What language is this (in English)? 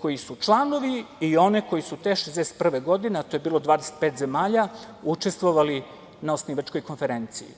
Serbian